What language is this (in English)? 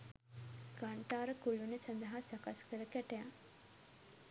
Sinhala